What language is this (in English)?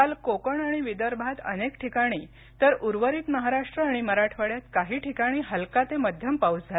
Marathi